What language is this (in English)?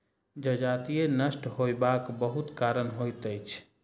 Maithili